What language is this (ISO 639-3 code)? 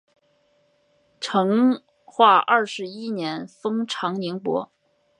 zho